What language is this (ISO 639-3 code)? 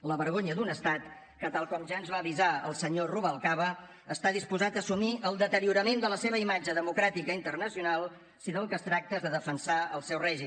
cat